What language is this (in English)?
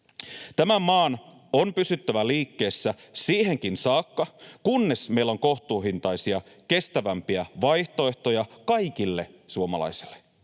Finnish